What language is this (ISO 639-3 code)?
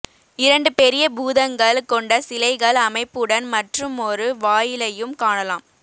tam